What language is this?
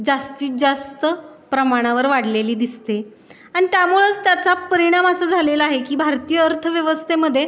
Marathi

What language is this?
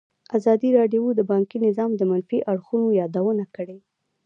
Pashto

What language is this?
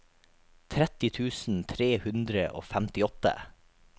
Norwegian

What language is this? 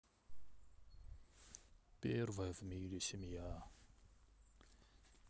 Russian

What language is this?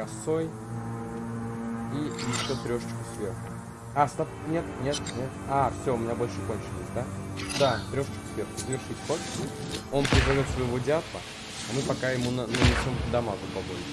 Russian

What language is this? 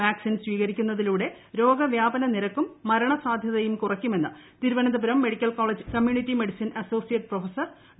Malayalam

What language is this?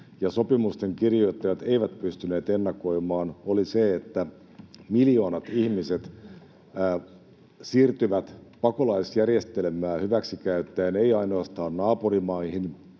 Finnish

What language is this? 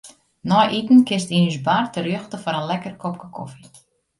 Western Frisian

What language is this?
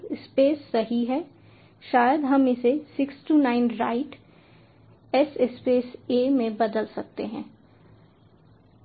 Hindi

